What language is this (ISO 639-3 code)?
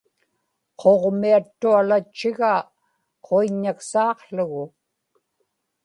ipk